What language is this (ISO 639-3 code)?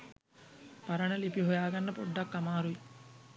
sin